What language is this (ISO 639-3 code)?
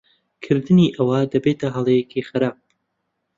ckb